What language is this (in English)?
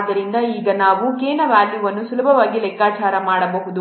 Kannada